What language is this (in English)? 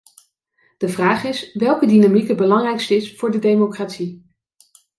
Dutch